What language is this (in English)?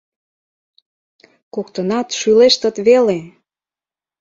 Mari